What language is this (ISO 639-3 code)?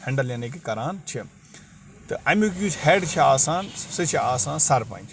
kas